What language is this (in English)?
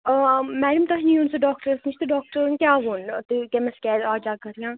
Kashmiri